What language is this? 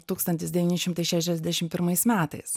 Lithuanian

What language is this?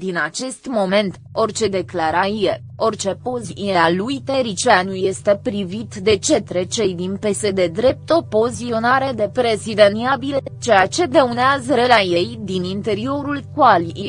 Romanian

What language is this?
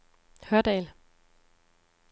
Danish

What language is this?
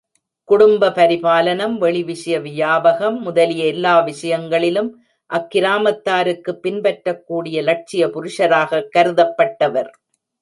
Tamil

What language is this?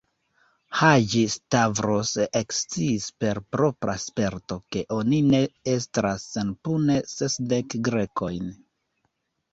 Esperanto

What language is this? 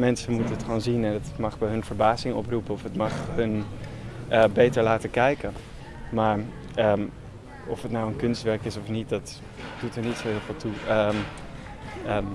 Dutch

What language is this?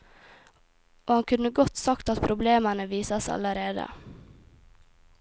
Norwegian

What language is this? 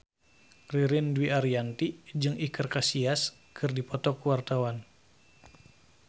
Sundanese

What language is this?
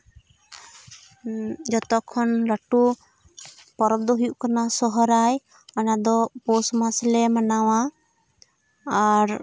Santali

